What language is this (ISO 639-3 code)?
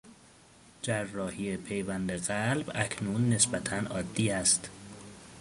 fas